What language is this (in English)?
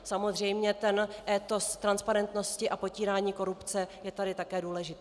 Czech